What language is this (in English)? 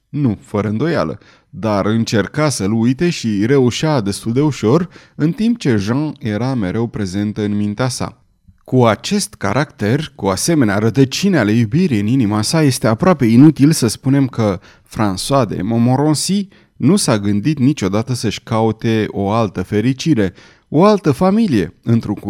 Romanian